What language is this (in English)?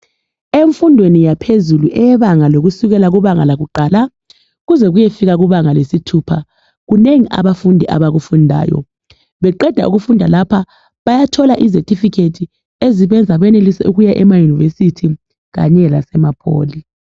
North Ndebele